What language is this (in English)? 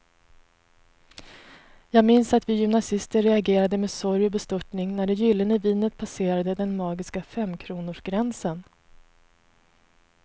Swedish